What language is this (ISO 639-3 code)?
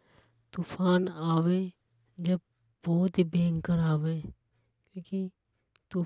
hoj